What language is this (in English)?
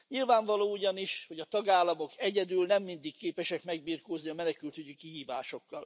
Hungarian